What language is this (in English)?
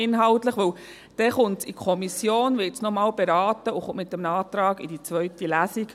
Swiss German